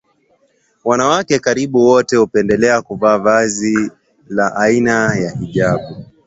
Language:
Swahili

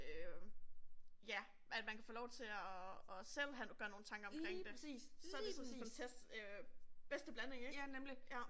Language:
Danish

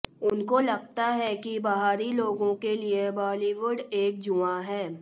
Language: Hindi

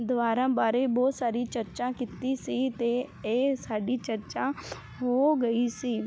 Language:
Punjabi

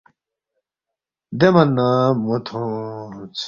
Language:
Balti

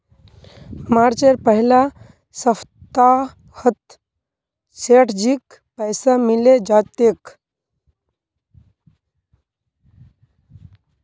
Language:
Magahi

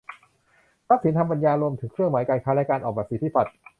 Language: Thai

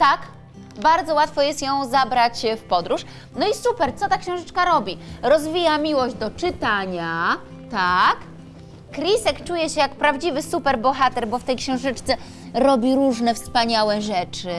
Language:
Polish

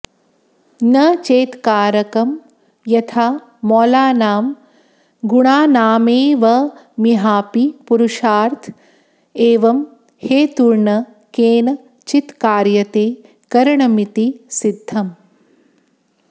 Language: Sanskrit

